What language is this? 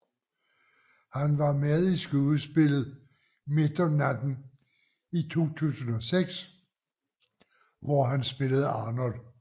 Danish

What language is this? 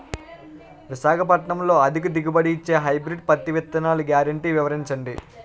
Telugu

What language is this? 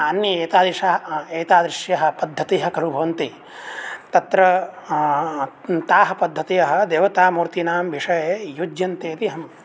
Sanskrit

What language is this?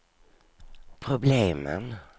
Swedish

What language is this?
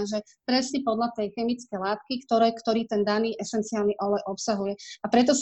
Slovak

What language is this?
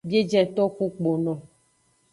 Aja (Benin)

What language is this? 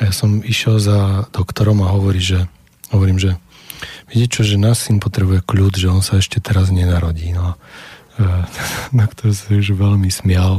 Slovak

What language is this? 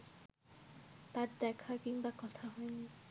Bangla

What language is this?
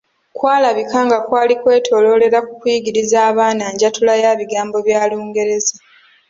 Ganda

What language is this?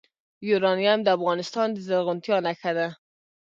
Pashto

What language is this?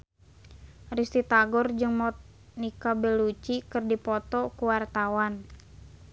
Sundanese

